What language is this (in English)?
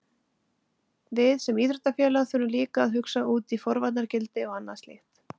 Icelandic